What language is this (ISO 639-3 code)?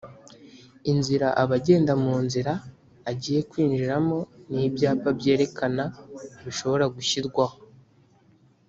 kin